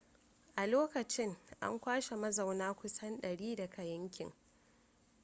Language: Hausa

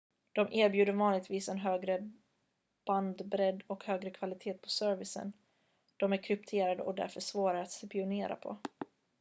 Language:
Swedish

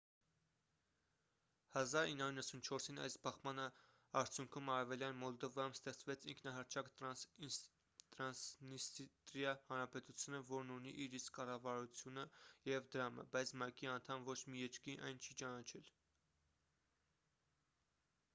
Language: Armenian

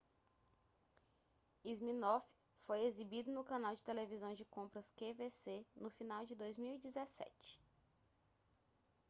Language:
Portuguese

